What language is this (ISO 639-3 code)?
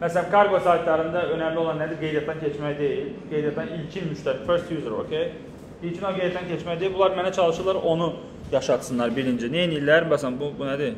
tur